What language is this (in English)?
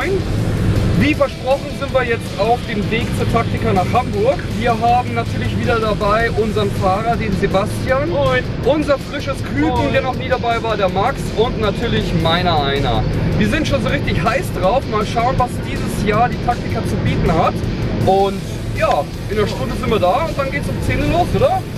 German